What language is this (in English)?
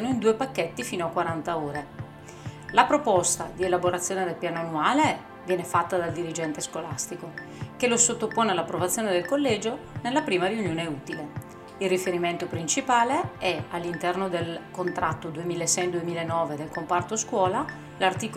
Italian